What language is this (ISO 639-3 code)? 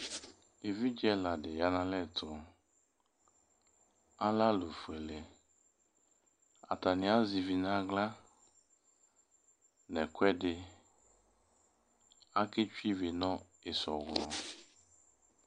kpo